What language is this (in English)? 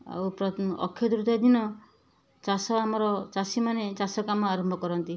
Odia